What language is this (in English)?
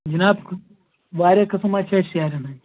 Kashmiri